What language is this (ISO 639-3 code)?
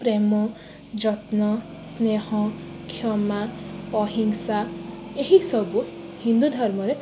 ori